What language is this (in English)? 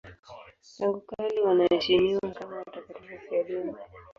Swahili